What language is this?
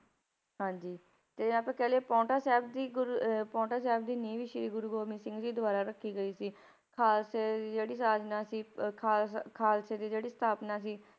Punjabi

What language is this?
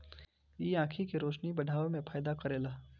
Bhojpuri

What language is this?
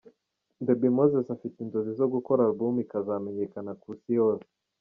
Kinyarwanda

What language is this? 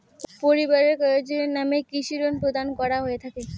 Bangla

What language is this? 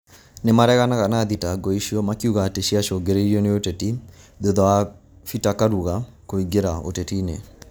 Kikuyu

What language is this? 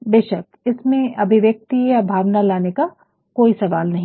Hindi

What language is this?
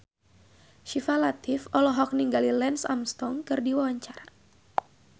Sundanese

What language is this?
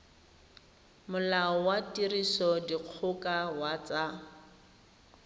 Tswana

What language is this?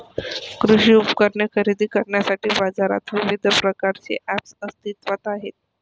Marathi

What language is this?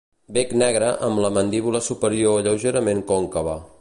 Catalan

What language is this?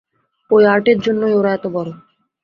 Bangla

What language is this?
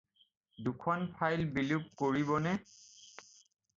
Assamese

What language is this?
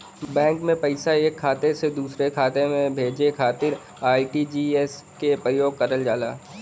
Bhojpuri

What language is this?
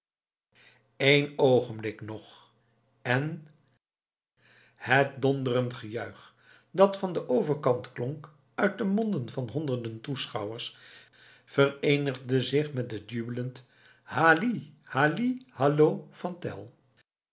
Dutch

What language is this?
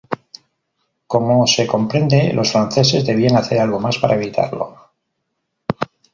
Spanish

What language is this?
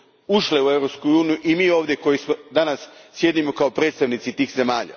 Croatian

